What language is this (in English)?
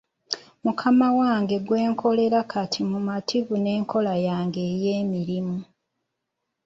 Ganda